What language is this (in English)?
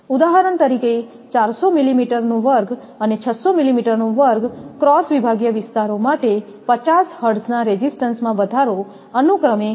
Gujarati